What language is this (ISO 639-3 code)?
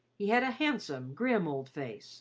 eng